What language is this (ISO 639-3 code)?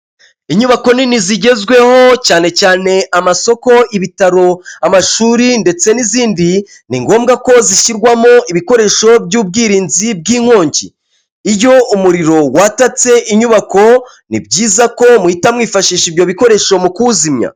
kin